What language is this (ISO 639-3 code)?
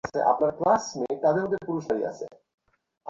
ben